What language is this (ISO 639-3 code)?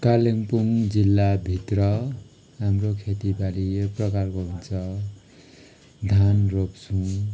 nep